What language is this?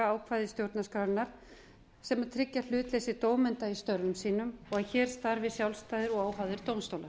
Icelandic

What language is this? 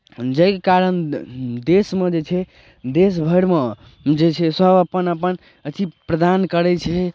Maithili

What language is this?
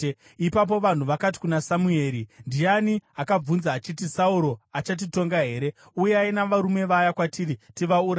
Shona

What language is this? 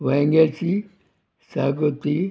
Konkani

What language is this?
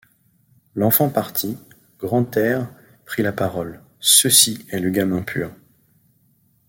French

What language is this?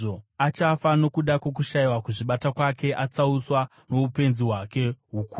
Shona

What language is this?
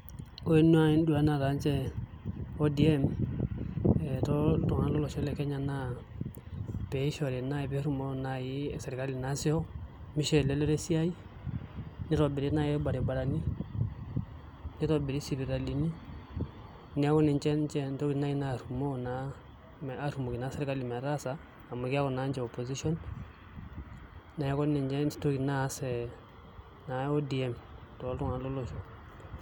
Masai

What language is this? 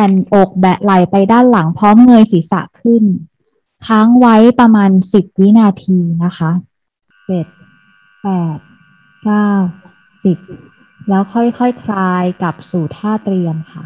Thai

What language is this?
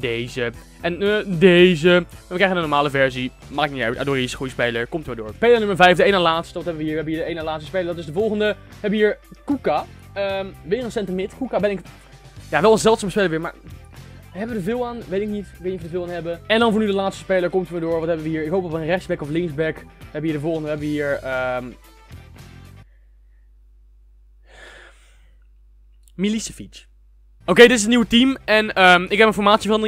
Dutch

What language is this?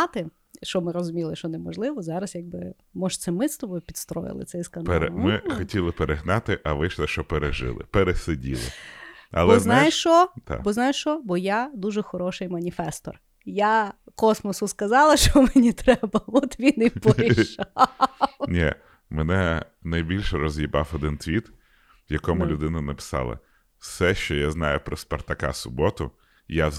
Ukrainian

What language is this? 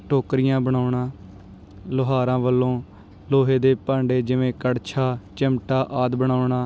Punjabi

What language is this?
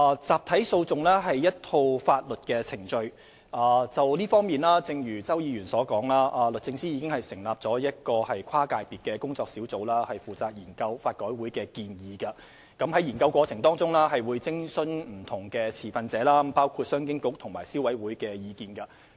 Cantonese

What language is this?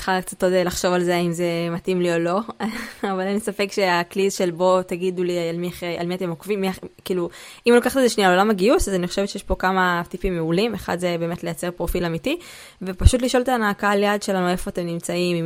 Hebrew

